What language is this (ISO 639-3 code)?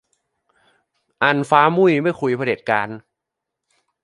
tha